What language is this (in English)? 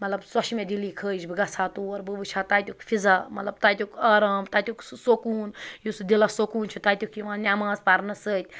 Kashmiri